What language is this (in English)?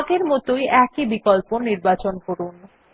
Bangla